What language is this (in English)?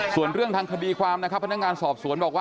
Thai